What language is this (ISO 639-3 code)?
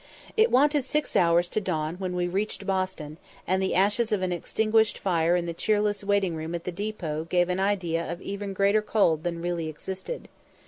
eng